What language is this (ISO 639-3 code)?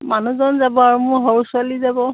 asm